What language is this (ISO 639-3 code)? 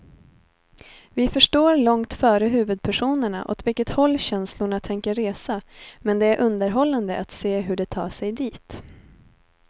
swe